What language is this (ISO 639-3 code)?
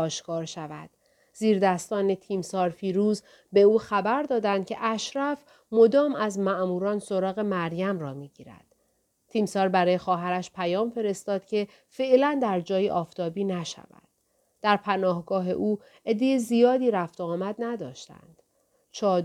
fas